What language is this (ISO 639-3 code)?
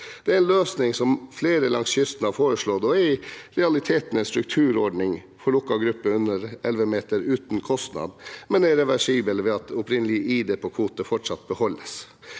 nor